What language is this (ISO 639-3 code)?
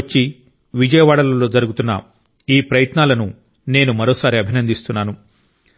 tel